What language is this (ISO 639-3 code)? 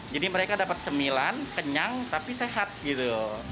ind